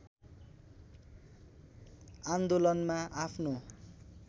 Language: Nepali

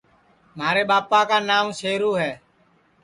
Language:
Sansi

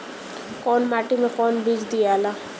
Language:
Bhojpuri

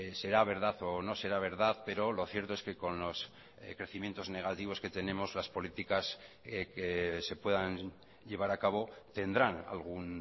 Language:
Spanish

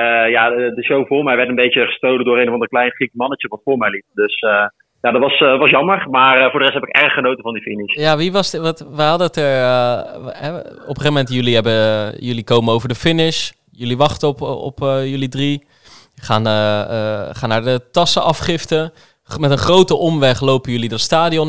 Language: Dutch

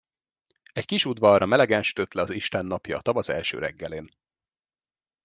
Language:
Hungarian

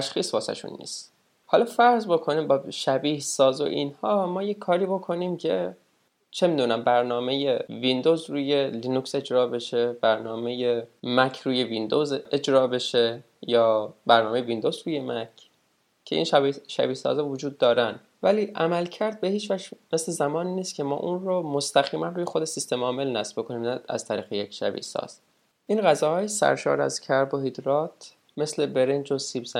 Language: Persian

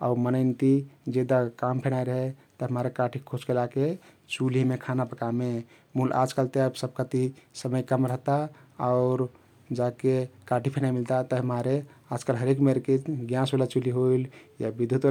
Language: Kathoriya Tharu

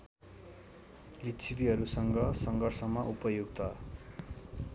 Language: Nepali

